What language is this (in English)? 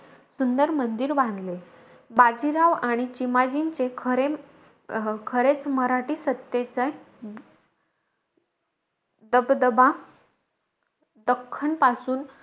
Marathi